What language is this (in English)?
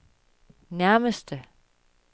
Danish